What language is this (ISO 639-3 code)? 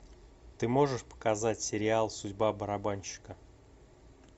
rus